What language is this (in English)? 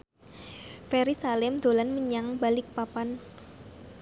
Javanese